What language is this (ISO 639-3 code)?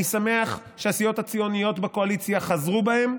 heb